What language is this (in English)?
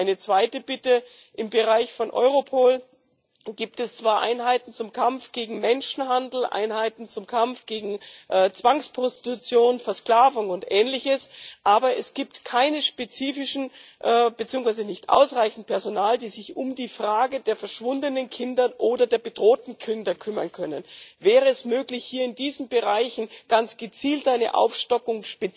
German